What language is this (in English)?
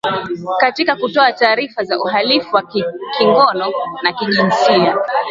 Swahili